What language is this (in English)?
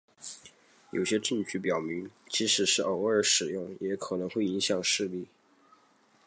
Chinese